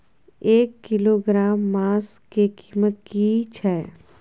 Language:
Maithili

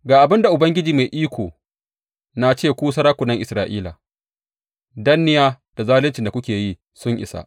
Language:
Hausa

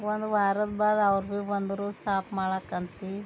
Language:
Kannada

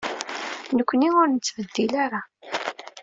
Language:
Kabyle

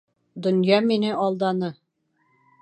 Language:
Bashkir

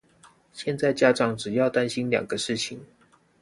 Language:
Chinese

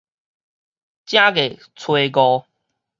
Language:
Min Nan Chinese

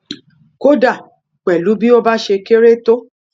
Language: Yoruba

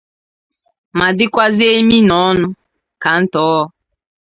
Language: Igbo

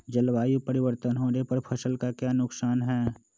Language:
Magahi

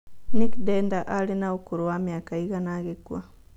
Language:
Kikuyu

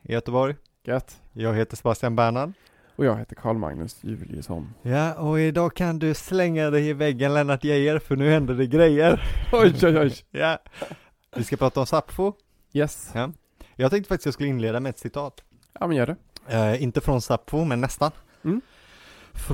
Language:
Swedish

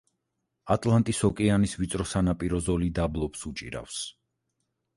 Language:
Georgian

